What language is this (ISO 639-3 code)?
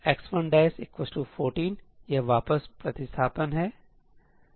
hin